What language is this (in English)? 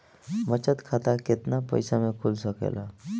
Bhojpuri